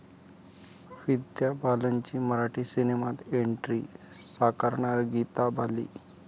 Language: Marathi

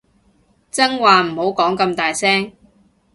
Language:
Cantonese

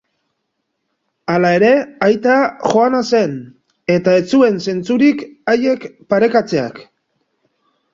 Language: Basque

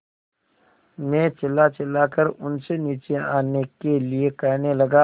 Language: Hindi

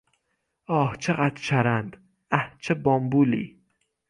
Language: Persian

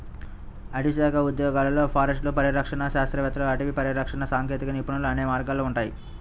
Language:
Telugu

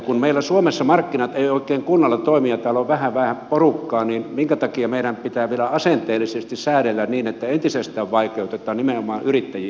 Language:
Finnish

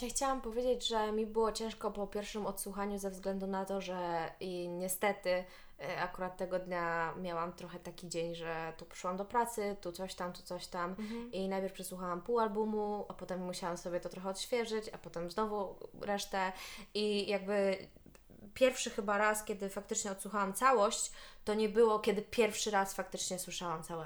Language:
Polish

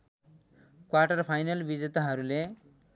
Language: Nepali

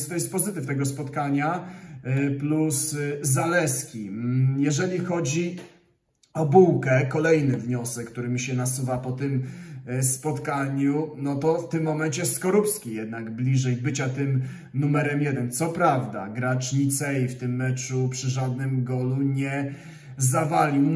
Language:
Polish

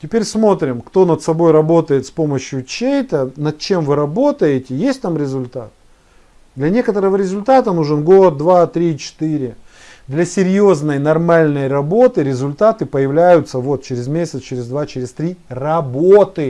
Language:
Russian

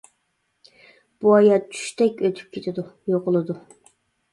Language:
Uyghur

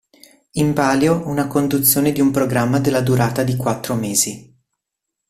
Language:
Italian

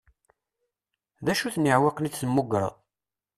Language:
Kabyle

